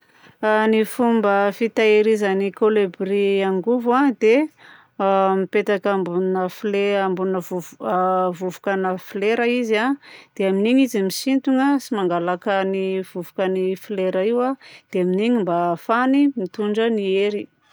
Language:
Southern Betsimisaraka Malagasy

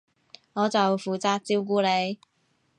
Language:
Cantonese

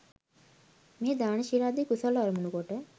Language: Sinhala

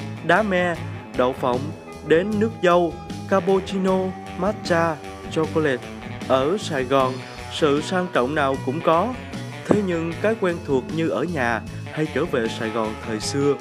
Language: Vietnamese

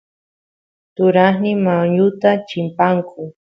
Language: Santiago del Estero Quichua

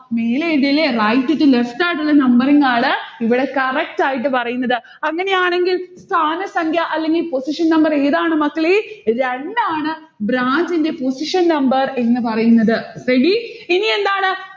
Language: Malayalam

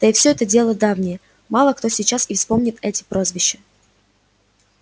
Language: Russian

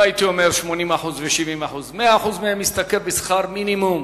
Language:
Hebrew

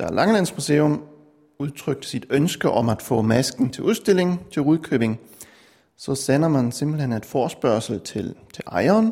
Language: Danish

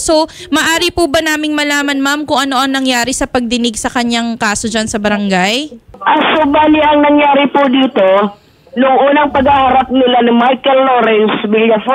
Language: Filipino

